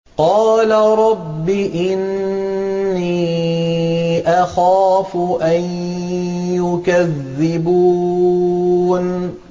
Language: Arabic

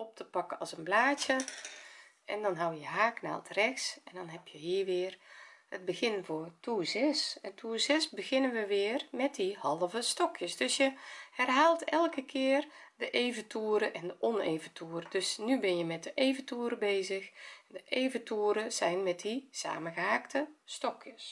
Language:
Dutch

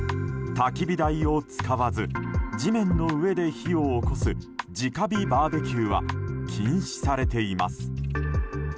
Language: Japanese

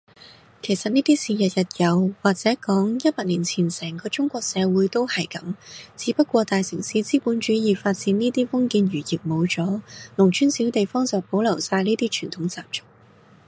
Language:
Cantonese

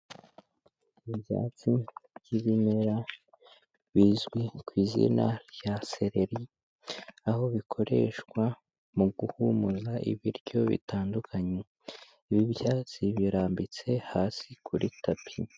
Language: Kinyarwanda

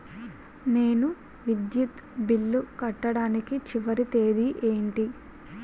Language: Telugu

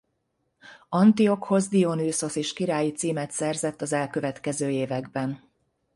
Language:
Hungarian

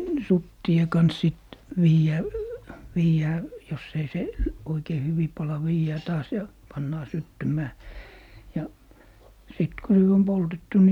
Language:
Finnish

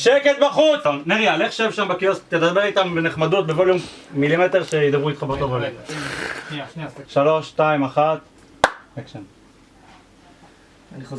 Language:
Hebrew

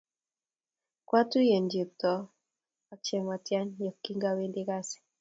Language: Kalenjin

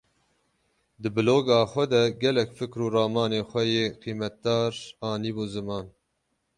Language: Kurdish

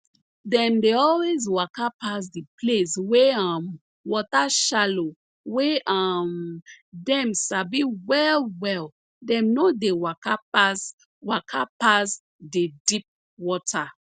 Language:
Nigerian Pidgin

